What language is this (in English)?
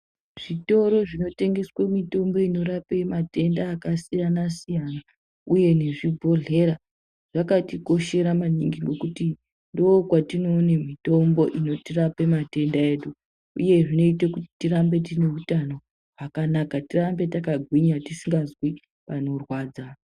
Ndau